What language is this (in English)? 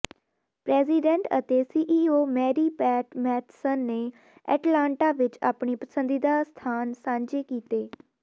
Punjabi